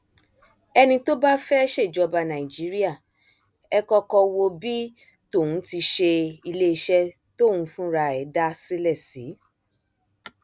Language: Yoruba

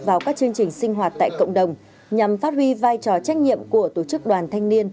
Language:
Vietnamese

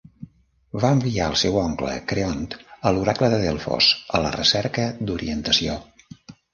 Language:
Catalan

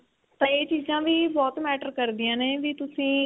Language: Punjabi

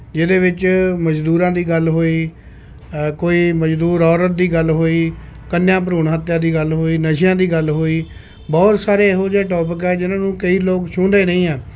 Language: Punjabi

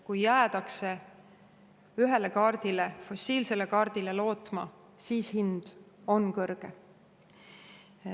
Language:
Estonian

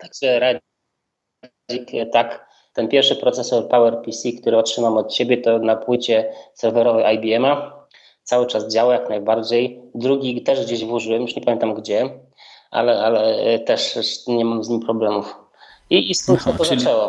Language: Polish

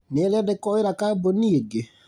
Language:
Kikuyu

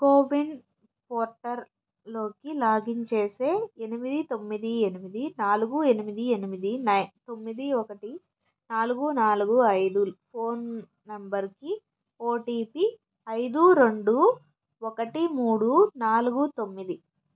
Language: Telugu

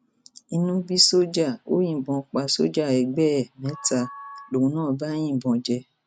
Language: Yoruba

